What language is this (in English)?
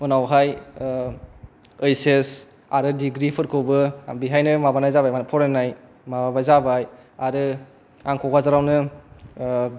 Bodo